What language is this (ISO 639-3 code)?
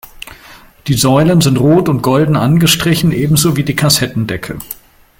deu